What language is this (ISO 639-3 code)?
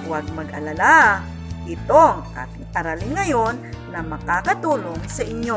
fil